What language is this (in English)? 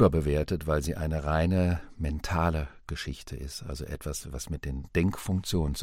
German